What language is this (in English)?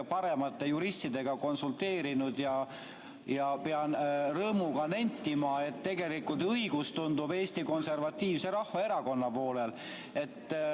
Estonian